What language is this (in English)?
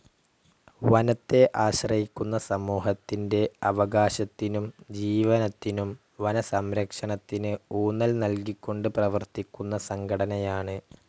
Malayalam